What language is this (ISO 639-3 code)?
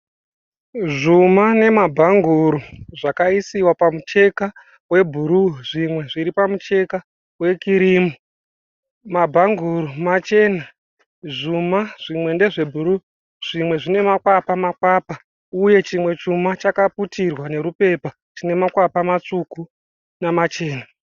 sna